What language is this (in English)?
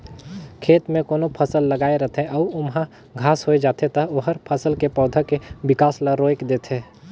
Chhattisgarhi